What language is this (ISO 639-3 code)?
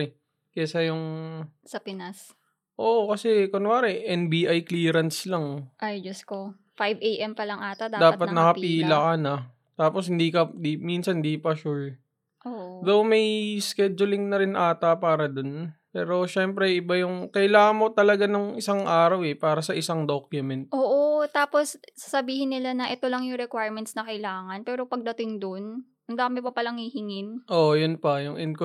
fil